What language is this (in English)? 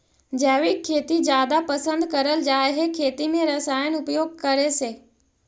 Magahi